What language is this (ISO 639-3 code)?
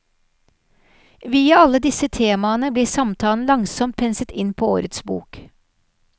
nor